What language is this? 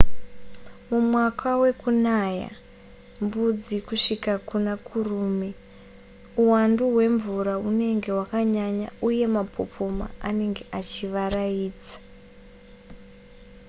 Shona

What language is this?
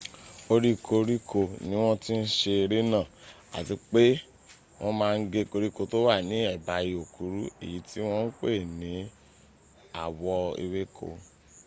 Yoruba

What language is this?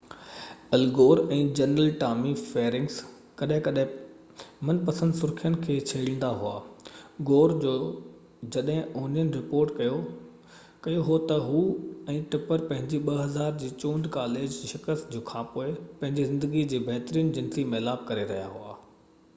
Sindhi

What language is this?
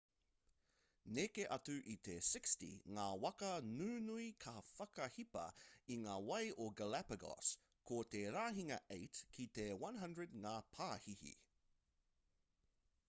Māori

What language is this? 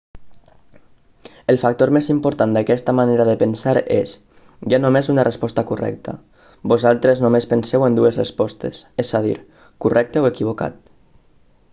Catalan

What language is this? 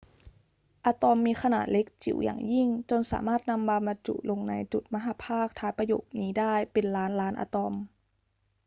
Thai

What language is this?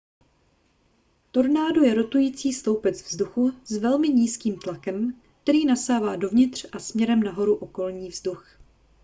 Czech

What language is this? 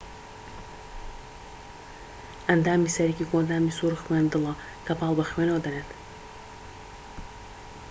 Central Kurdish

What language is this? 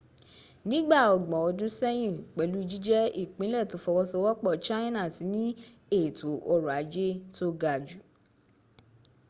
Yoruba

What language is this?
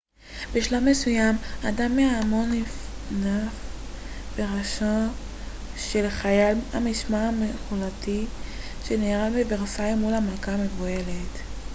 Hebrew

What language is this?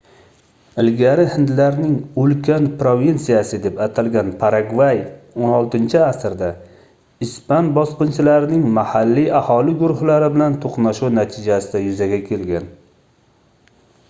Uzbek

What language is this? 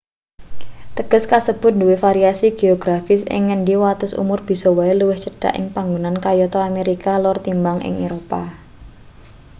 Javanese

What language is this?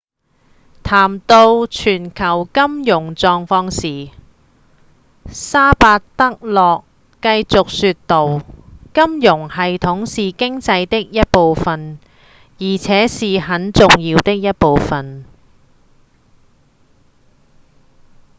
Cantonese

